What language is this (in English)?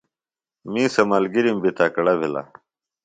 Phalura